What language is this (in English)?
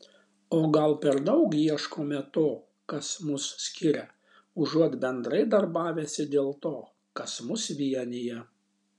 Lithuanian